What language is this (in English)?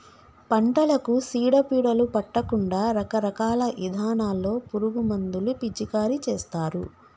Telugu